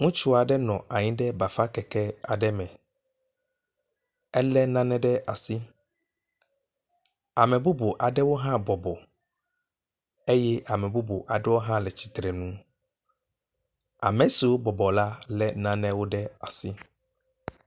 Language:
Ewe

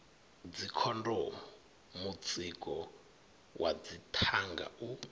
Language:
Venda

